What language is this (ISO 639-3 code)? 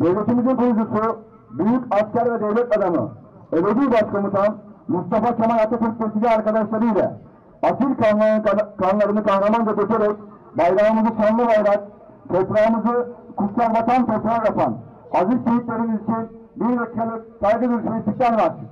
tur